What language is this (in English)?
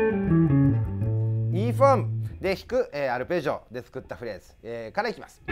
Japanese